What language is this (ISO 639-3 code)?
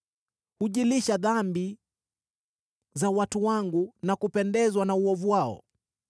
swa